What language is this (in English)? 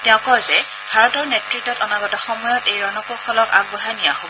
Assamese